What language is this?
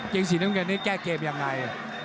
Thai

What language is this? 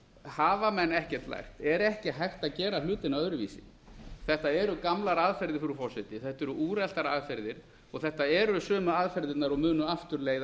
Icelandic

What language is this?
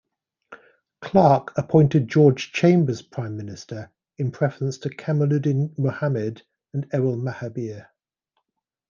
English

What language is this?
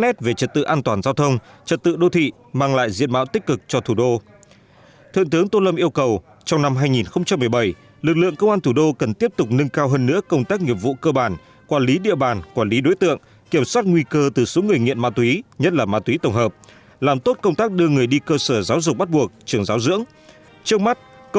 Vietnamese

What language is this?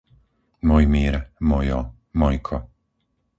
Slovak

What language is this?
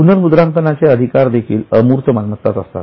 Marathi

